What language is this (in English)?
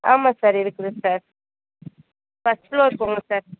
Tamil